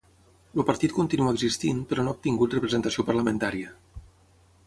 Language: Catalan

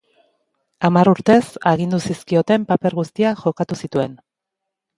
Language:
Basque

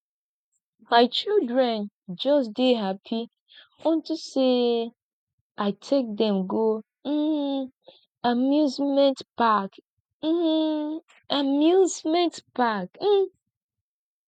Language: Nigerian Pidgin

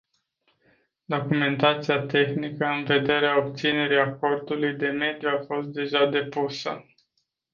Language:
Romanian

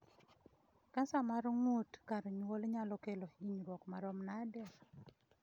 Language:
Luo (Kenya and Tanzania)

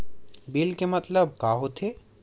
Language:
Chhattisgarhi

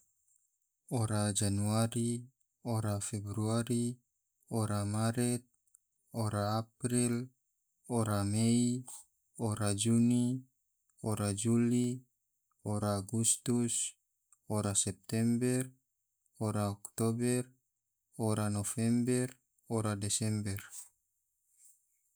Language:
Tidore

